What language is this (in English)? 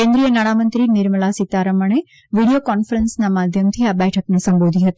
Gujarati